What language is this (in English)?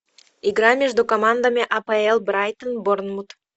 Russian